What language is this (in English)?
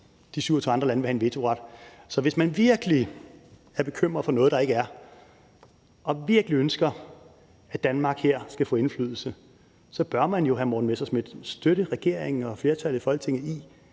Danish